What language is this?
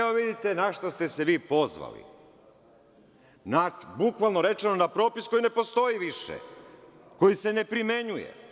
Serbian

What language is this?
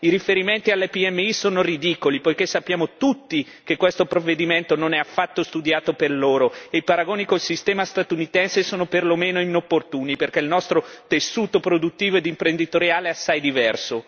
Italian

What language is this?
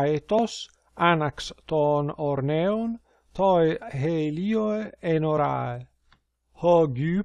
Greek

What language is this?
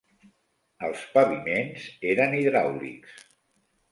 Catalan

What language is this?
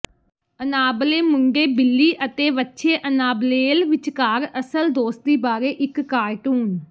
Punjabi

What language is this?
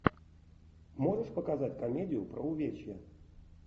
Russian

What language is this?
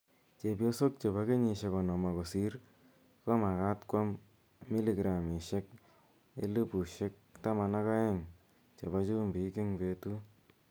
Kalenjin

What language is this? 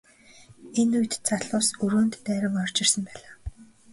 Mongolian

